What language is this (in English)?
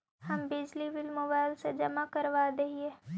Magahi